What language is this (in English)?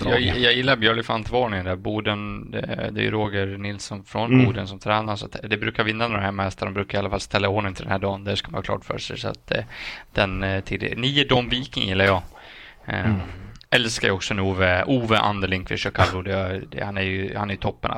Swedish